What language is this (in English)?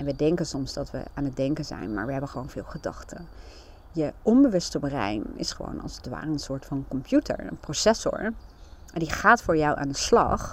Dutch